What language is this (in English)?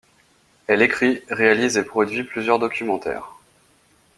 French